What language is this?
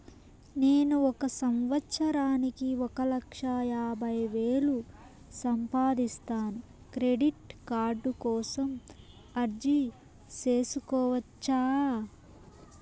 Telugu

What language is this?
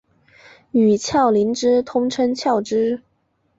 Chinese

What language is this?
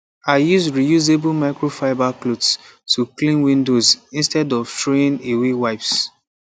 Nigerian Pidgin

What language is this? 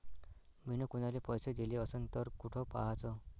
Marathi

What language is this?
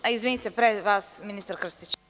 Serbian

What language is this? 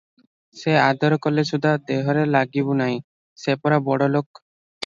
Odia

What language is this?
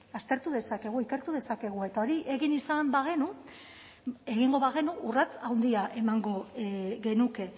Basque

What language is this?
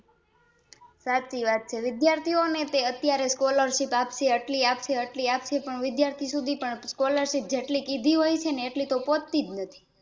Gujarati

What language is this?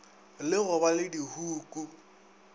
Northern Sotho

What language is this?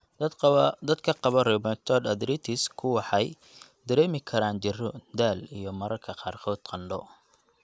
Somali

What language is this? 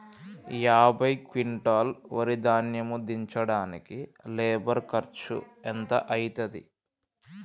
Telugu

